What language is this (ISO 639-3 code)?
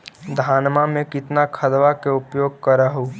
mag